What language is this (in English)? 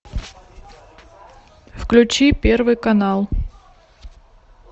Russian